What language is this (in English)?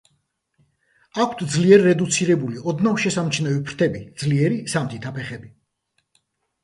Georgian